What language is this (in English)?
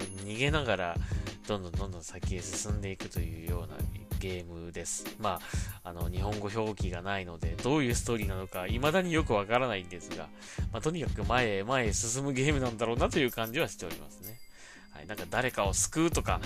Japanese